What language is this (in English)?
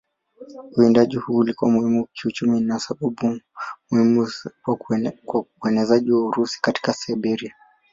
Swahili